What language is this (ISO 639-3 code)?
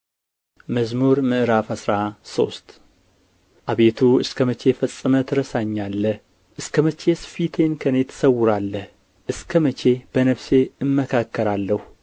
amh